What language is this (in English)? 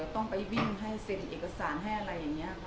Thai